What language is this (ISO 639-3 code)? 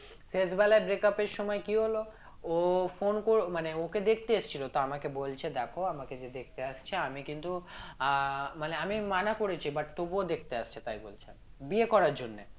ben